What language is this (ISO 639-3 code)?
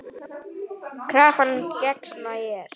isl